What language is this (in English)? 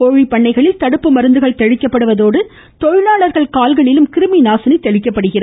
Tamil